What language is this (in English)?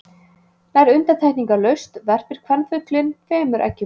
Icelandic